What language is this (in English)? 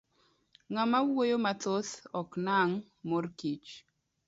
Luo (Kenya and Tanzania)